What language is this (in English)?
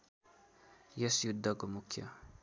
Nepali